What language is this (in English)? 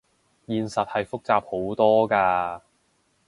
Cantonese